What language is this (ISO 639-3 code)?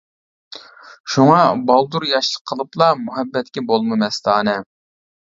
uig